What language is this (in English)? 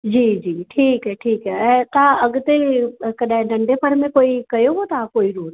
Sindhi